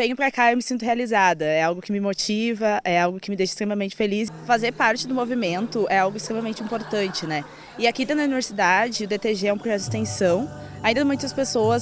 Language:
Portuguese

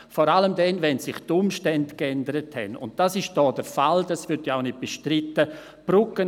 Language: Swiss German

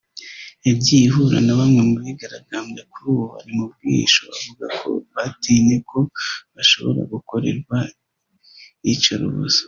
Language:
Kinyarwanda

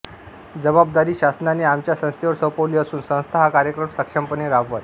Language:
Marathi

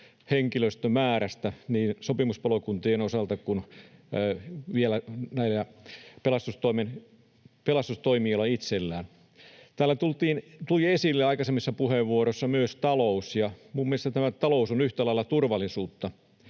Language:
Finnish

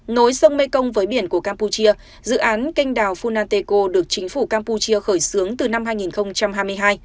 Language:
Vietnamese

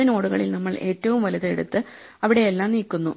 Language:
Malayalam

